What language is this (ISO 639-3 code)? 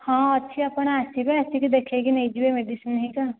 ori